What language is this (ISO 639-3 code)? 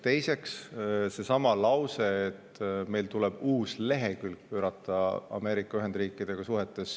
est